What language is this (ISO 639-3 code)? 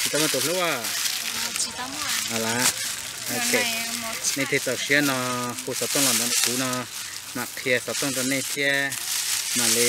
tha